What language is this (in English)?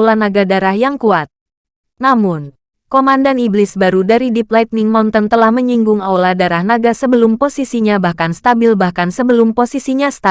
Indonesian